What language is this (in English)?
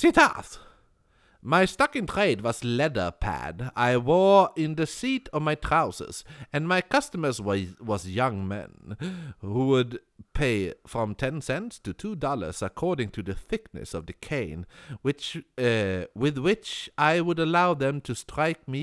Swedish